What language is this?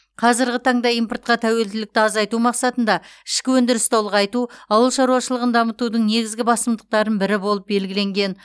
Kazakh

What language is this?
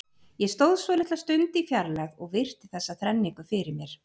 Icelandic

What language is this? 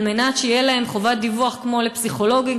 Hebrew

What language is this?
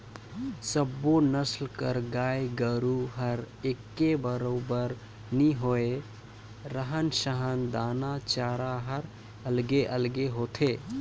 Chhattisgarhi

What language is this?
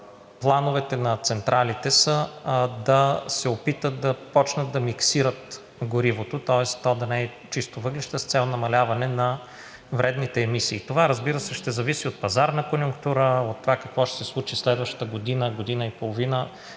Bulgarian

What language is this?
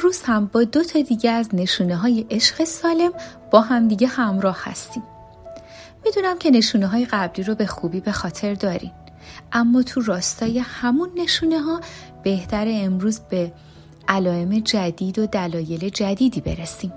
Persian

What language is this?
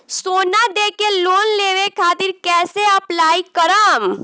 Bhojpuri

